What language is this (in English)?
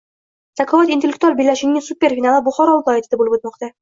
Uzbek